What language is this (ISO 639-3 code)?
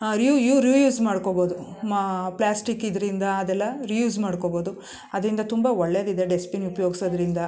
kan